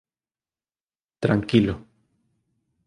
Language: Galician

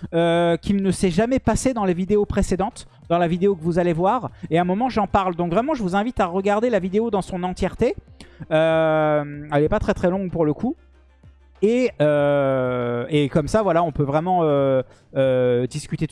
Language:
French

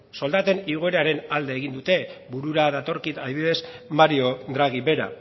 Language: Basque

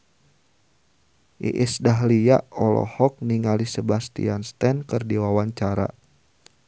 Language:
Sundanese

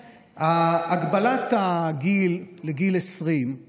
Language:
Hebrew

